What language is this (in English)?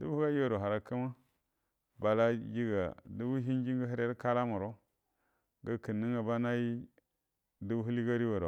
Buduma